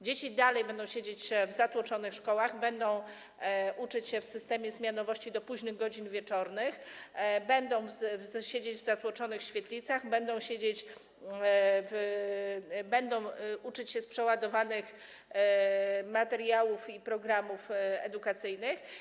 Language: Polish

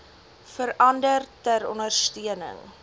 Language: Afrikaans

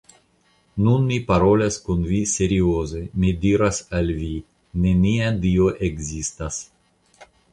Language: Esperanto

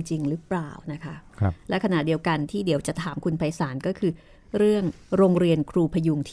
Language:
Thai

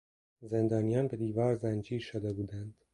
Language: Persian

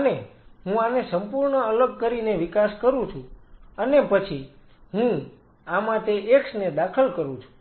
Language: Gujarati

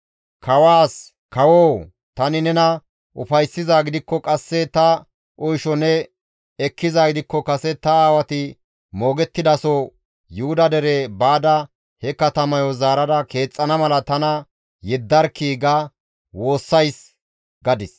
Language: Gamo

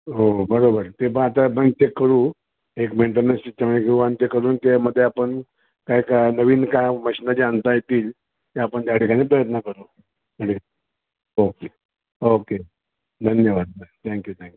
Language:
Marathi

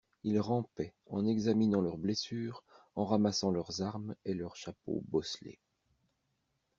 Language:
French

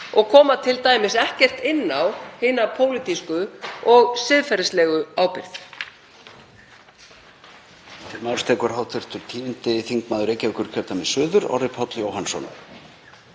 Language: Icelandic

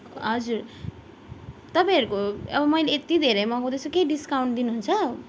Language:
Nepali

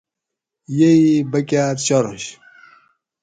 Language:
Gawri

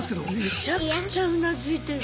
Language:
Japanese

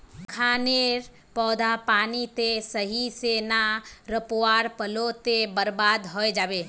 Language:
Magahi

